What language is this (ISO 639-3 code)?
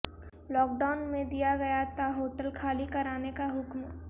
urd